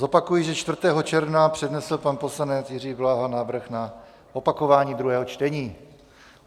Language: Czech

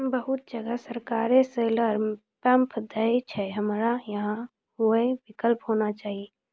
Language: Maithili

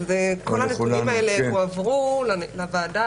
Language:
Hebrew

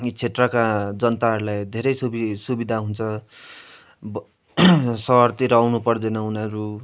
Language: Nepali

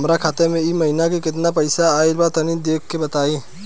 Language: Bhojpuri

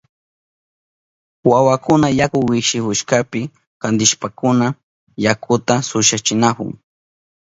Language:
Southern Pastaza Quechua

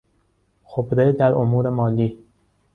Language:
Persian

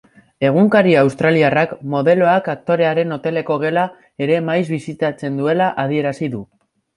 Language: Basque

